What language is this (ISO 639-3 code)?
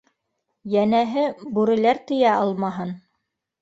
bak